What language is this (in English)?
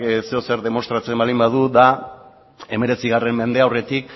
Basque